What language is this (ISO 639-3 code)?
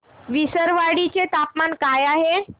mar